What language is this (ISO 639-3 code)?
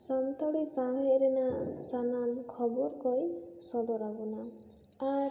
sat